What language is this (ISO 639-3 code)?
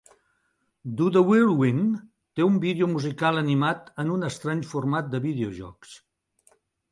cat